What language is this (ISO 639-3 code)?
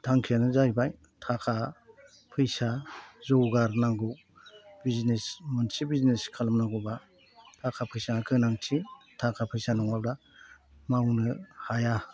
brx